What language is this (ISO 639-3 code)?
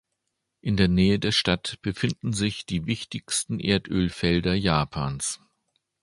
deu